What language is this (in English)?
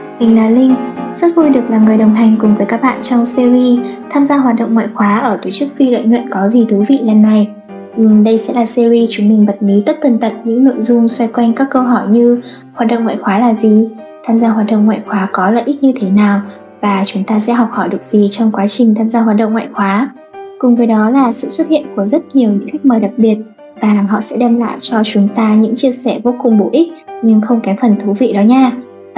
Vietnamese